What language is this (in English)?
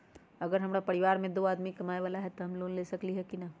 Magahi